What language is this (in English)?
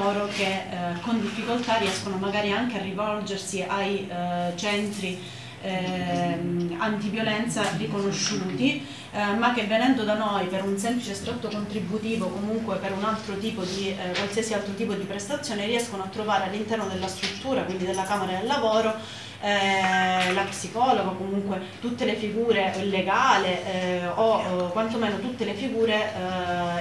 Italian